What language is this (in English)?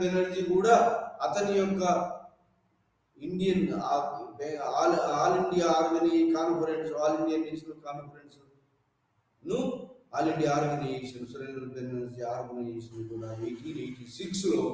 Telugu